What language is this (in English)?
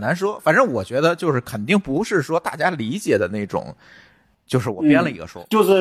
Chinese